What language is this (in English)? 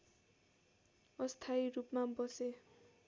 Nepali